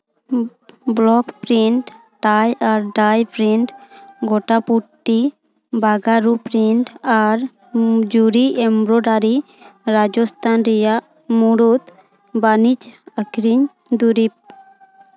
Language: Santali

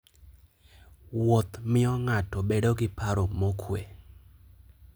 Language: Luo (Kenya and Tanzania)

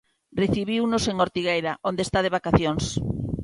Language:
Galician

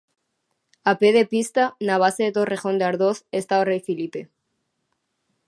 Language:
Galician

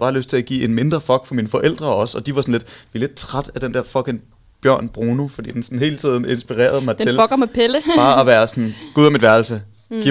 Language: Danish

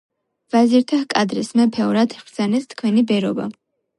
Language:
Georgian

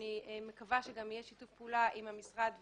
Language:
Hebrew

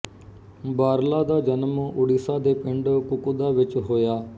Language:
Punjabi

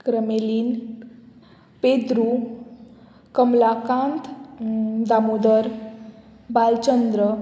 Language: Konkani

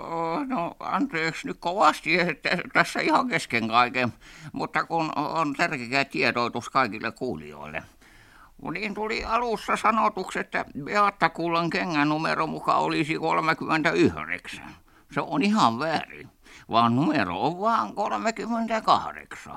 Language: Finnish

